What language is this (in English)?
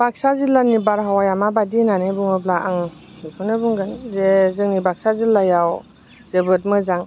Bodo